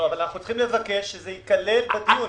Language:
Hebrew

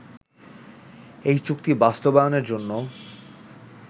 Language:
Bangla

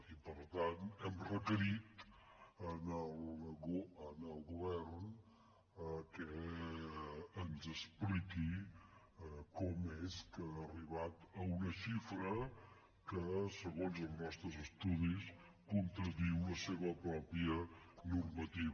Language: Catalan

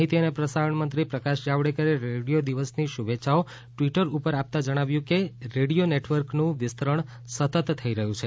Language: Gujarati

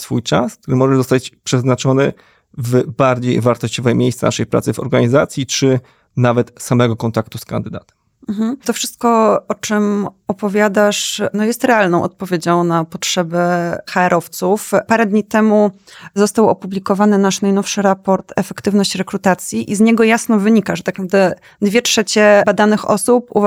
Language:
Polish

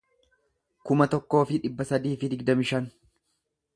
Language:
Oromo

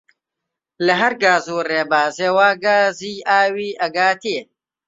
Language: Central Kurdish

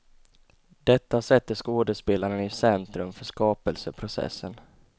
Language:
Swedish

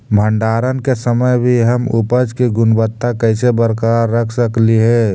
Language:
Magahi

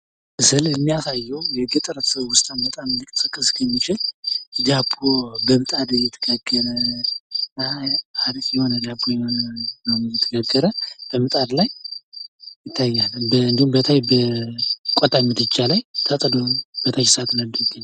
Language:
Amharic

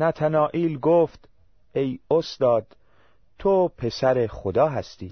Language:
Persian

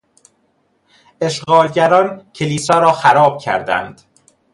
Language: Persian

